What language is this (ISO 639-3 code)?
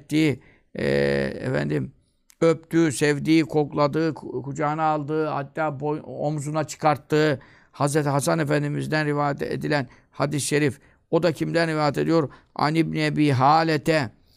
tur